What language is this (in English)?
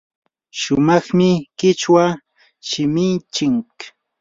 Yanahuanca Pasco Quechua